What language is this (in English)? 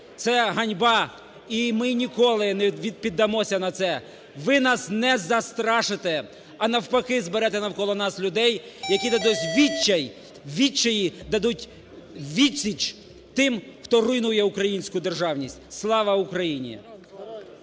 Ukrainian